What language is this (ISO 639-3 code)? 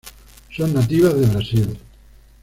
spa